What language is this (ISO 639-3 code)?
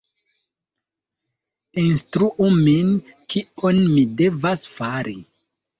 epo